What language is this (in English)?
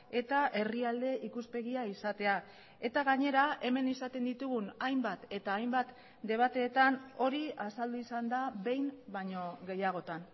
Basque